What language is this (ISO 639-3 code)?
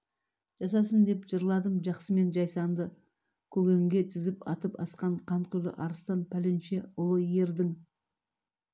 kaz